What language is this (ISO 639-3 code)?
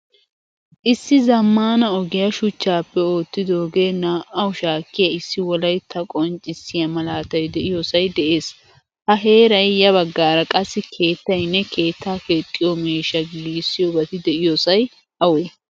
wal